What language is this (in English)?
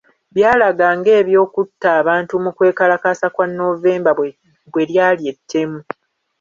Ganda